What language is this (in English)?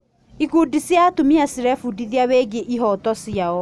Kikuyu